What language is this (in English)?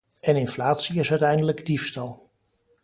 Dutch